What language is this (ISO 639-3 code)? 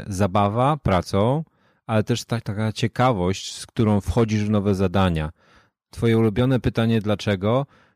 pol